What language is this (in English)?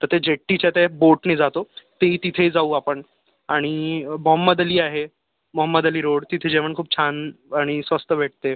Marathi